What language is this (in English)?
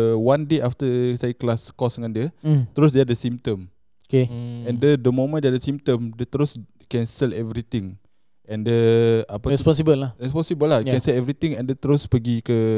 Malay